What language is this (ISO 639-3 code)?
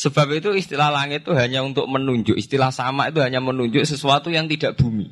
ind